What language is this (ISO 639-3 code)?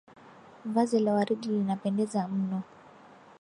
swa